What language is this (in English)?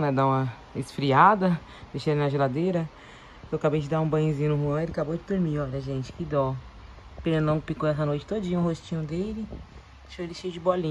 Portuguese